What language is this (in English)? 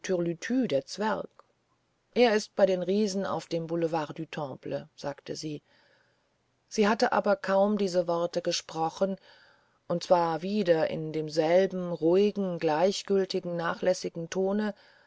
German